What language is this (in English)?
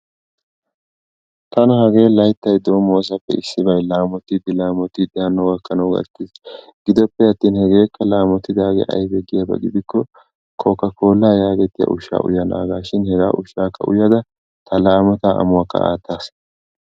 Wolaytta